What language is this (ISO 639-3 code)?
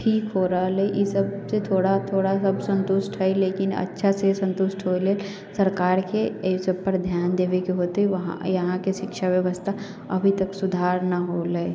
mai